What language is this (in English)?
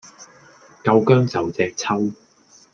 Cantonese